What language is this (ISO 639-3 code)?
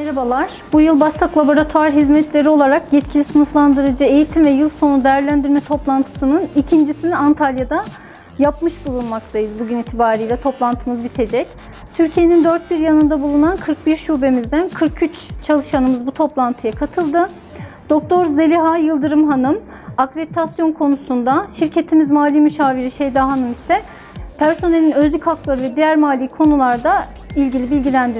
tur